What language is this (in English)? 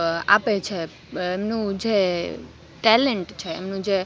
Gujarati